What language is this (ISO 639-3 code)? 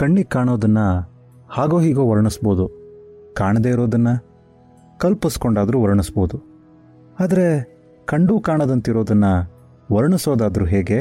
kan